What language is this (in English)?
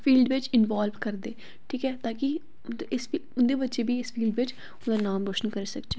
Dogri